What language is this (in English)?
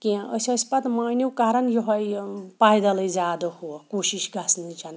Kashmiri